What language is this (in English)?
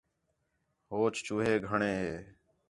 Khetrani